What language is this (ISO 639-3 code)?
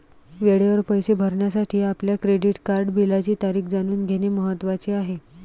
mar